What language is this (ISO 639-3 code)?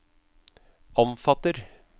nor